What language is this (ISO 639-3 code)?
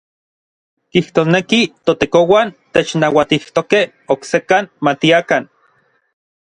nlv